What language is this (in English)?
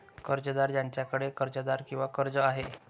Marathi